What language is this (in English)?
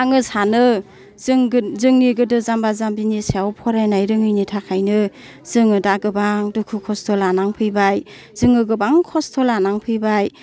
Bodo